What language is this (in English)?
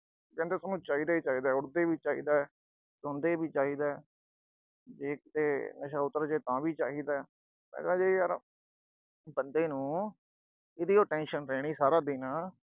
Punjabi